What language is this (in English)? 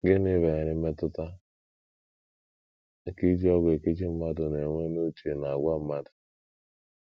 Igbo